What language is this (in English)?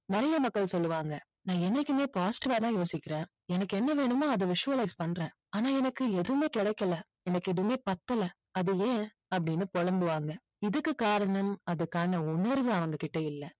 Tamil